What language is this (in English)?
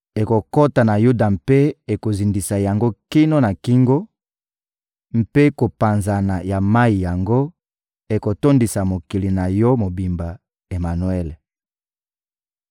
Lingala